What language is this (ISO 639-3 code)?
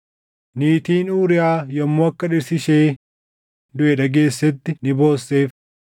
orm